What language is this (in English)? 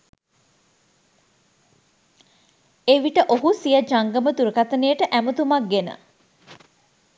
Sinhala